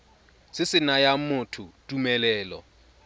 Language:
Tswana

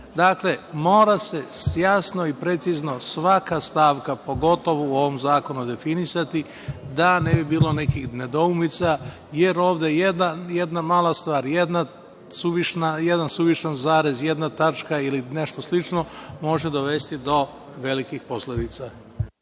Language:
Serbian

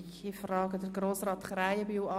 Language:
Swiss German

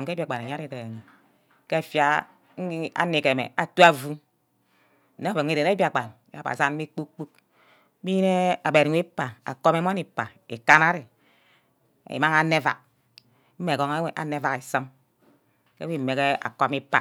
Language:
Ubaghara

